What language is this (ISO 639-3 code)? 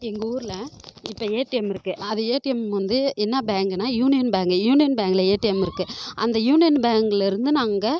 tam